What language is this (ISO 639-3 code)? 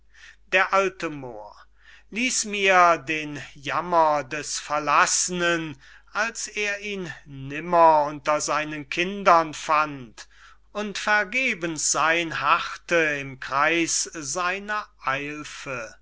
deu